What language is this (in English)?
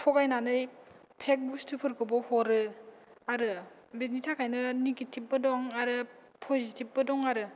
Bodo